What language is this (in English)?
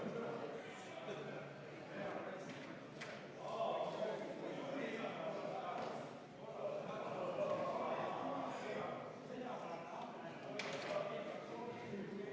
Estonian